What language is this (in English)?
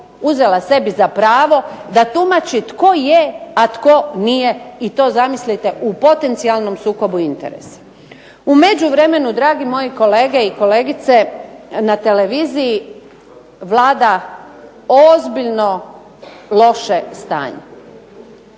Croatian